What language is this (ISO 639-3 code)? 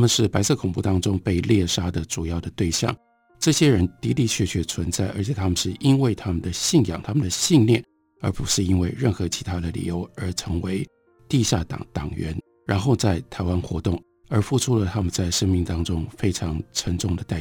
zho